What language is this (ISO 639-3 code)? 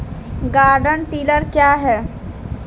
mai